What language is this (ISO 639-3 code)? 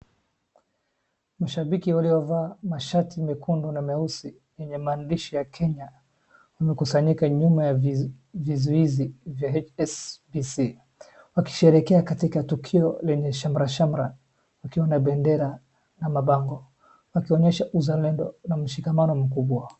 swa